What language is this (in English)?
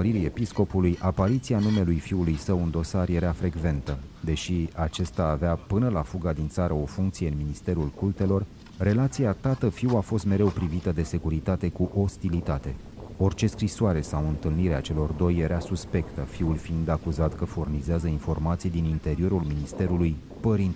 Romanian